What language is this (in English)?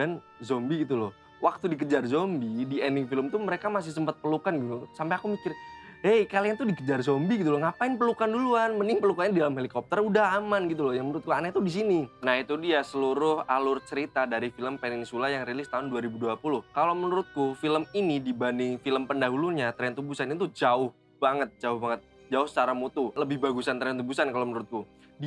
Indonesian